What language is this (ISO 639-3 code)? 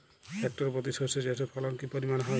ben